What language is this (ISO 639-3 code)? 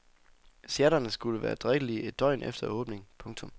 dan